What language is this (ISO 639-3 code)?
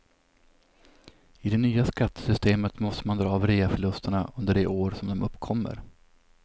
swe